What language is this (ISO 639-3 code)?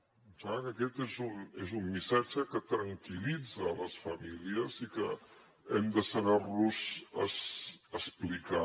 cat